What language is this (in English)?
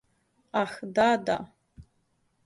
Serbian